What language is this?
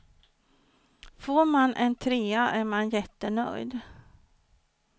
Swedish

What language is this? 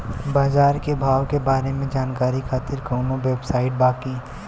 Bhojpuri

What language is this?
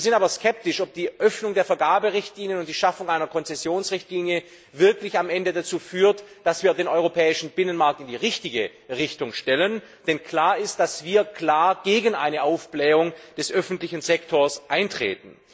German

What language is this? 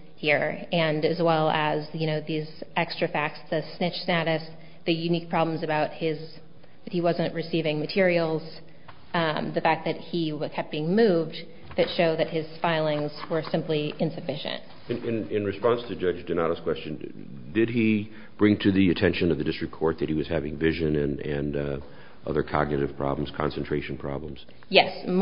English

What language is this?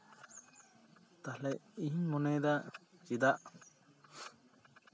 Santali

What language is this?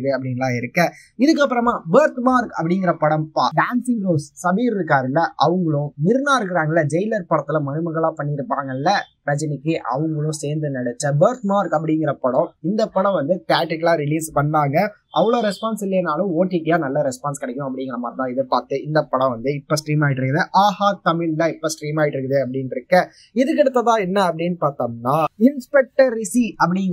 Tamil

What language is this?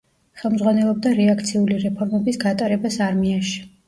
Georgian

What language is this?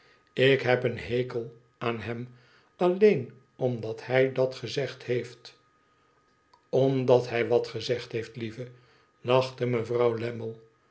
Dutch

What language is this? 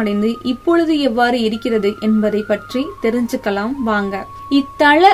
Tamil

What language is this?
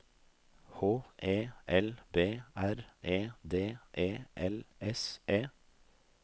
Norwegian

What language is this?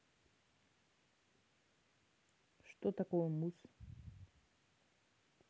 Russian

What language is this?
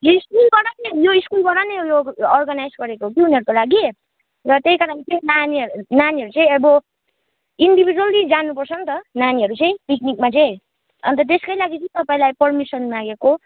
Nepali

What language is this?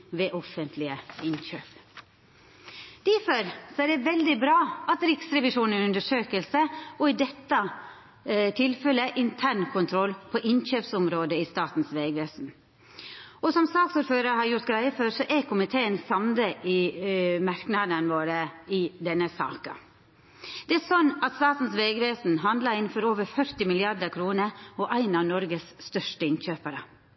Norwegian Nynorsk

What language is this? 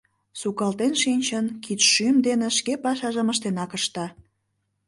Mari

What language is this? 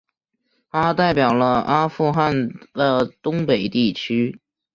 Chinese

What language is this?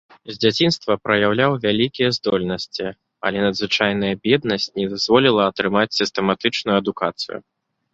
Belarusian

